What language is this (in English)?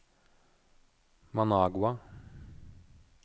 Norwegian